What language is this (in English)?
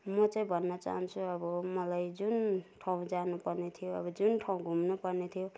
Nepali